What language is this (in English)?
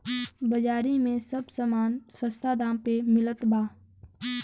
Bhojpuri